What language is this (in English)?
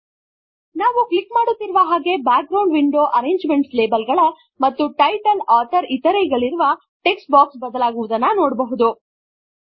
Kannada